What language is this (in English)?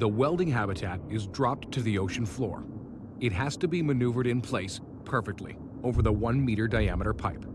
English